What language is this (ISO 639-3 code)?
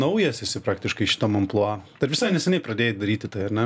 lit